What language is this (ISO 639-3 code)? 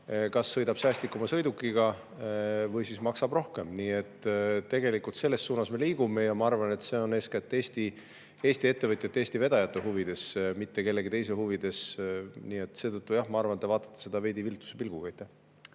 est